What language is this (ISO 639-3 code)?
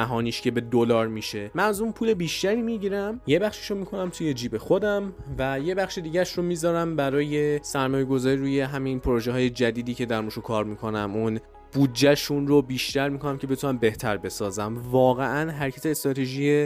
fas